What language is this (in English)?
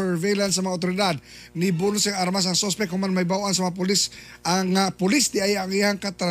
Filipino